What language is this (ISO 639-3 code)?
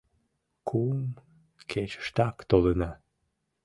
chm